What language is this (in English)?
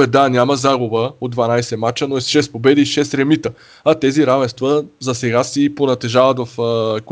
Bulgarian